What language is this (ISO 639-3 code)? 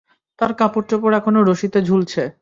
ben